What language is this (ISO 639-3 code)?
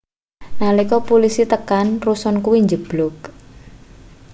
jav